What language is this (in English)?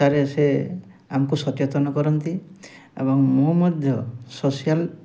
Odia